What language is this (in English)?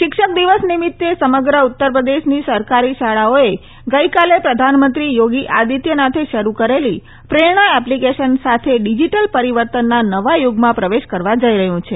Gujarati